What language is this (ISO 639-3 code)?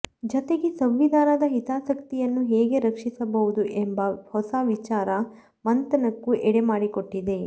kan